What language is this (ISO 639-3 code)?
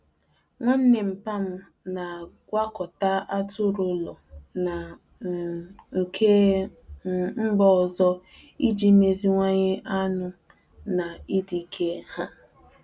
ibo